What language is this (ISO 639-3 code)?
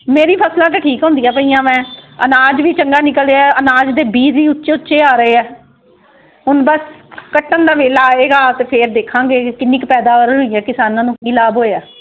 pan